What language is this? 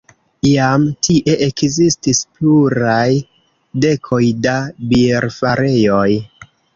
Esperanto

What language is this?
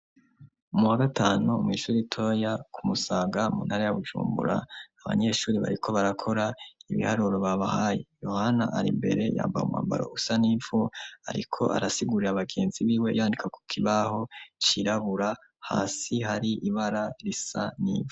Rundi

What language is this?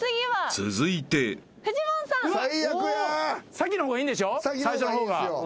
Japanese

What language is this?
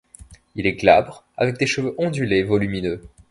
French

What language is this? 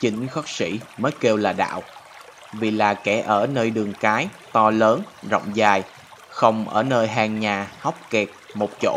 Vietnamese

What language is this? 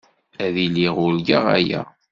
Kabyle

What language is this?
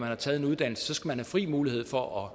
Danish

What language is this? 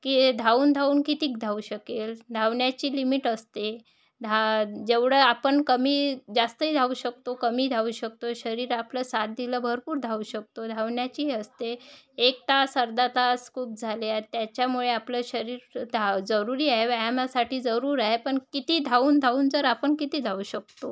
Marathi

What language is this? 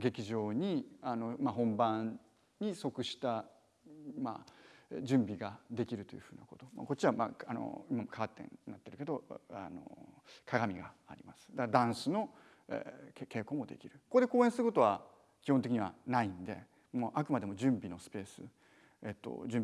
Japanese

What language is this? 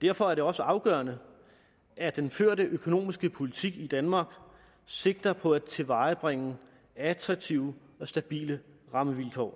Danish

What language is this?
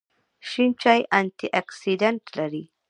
Pashto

